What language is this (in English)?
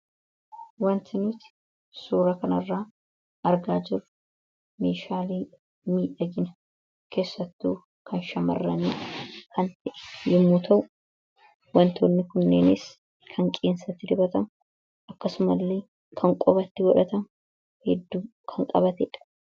Oromo